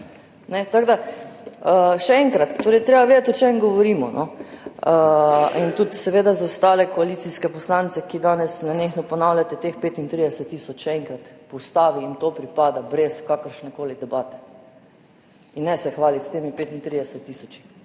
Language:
Slovenian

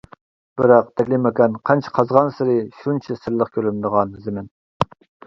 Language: Uyghur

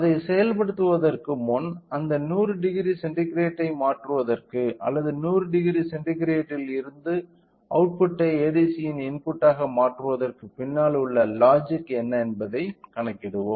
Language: Tamil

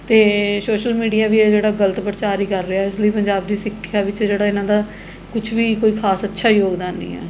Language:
Punjabi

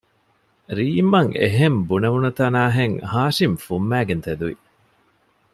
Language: Divehi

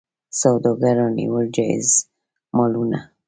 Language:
Pashto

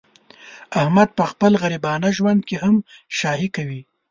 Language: Pashto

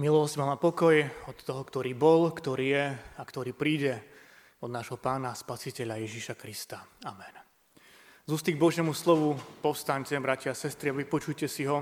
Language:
Slovak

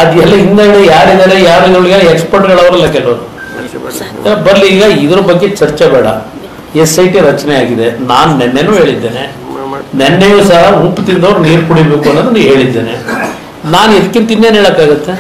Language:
Kannada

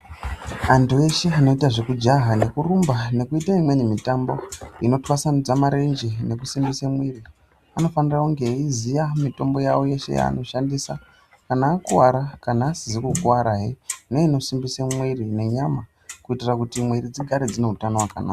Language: Ndau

